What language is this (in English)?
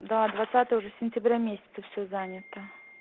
Russian